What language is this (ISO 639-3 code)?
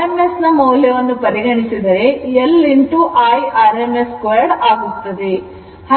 kan